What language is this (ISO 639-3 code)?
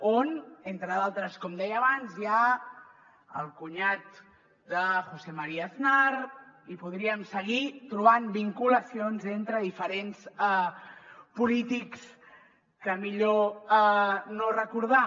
cat